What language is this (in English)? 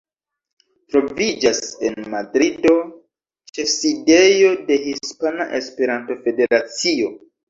Esperanto